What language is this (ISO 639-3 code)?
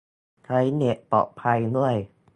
tha